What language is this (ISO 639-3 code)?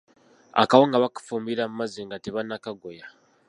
lug